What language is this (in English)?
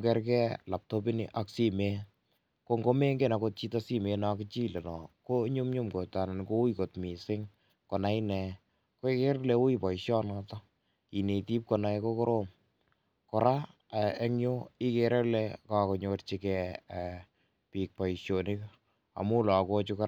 Kalenjin